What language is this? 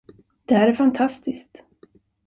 Swedish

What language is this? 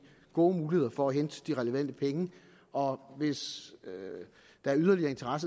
Danish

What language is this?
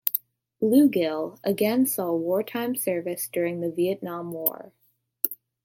English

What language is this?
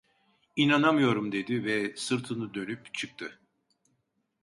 Turkish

